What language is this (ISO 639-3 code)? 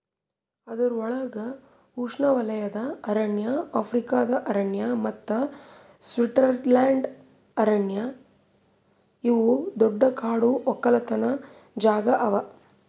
kan